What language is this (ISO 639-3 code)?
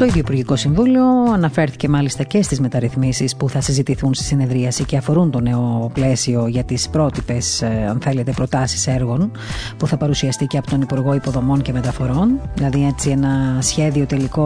ell